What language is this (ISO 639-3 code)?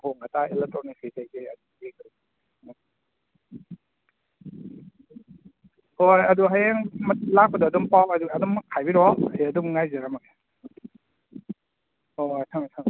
mni